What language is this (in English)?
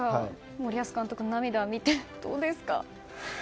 Japanese